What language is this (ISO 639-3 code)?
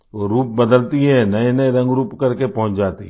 hin